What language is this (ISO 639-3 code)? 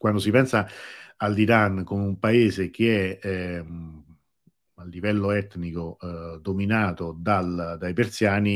ita